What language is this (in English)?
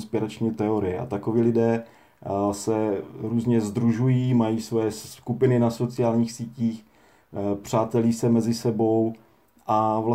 Czech